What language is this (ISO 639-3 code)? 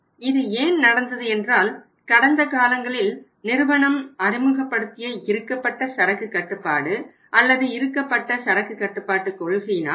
tam